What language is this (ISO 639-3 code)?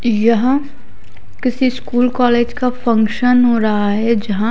hin